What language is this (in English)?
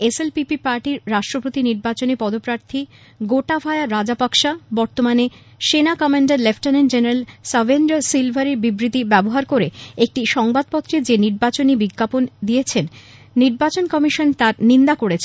Bangla